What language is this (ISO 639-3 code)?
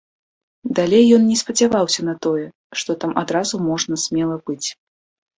bel